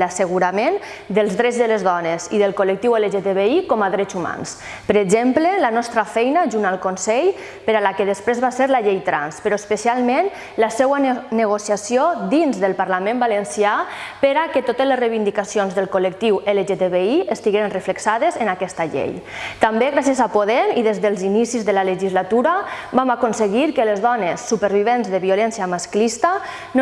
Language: Catalan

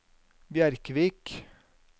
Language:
Norwegian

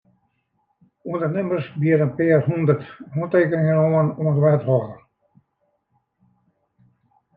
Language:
Western Frisian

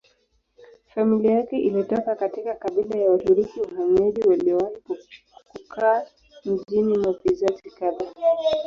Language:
Swahili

